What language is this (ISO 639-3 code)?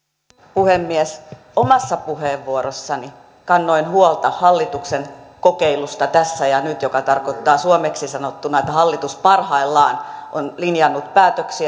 fin